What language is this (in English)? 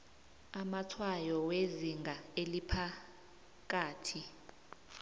South Ndebele